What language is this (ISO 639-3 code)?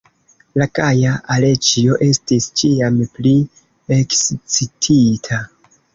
epo